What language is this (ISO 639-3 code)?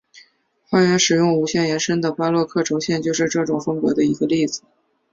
zho